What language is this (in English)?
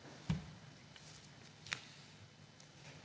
Slovenian